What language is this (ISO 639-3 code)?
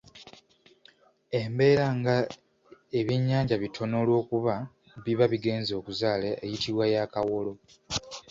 lug